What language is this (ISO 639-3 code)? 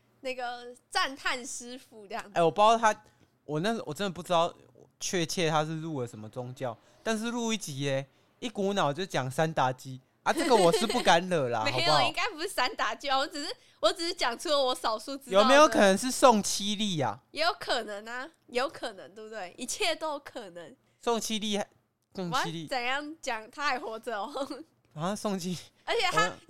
zho